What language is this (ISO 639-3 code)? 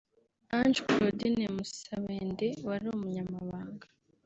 kin